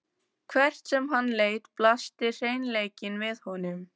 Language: Icelandic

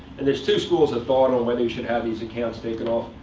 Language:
English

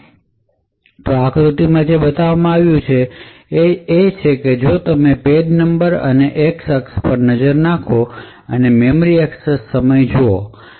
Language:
Gujarati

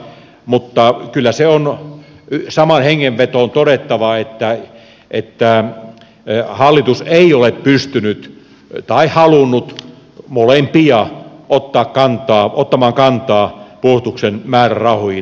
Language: Finnish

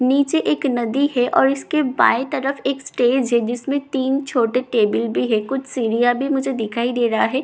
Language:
Hindi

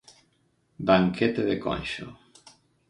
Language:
Galician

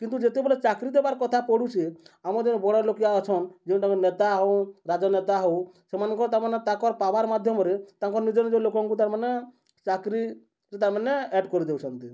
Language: Odia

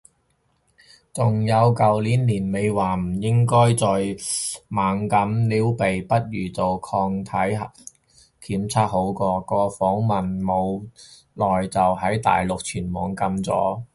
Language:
Cantonese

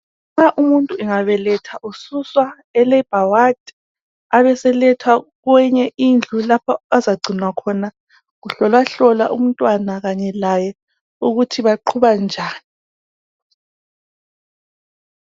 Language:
North Ndebele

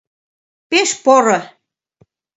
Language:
Mari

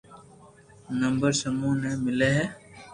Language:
Loarki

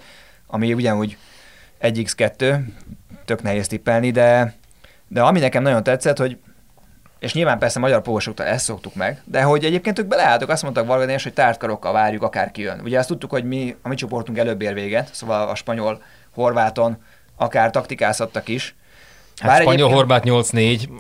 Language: Hungarian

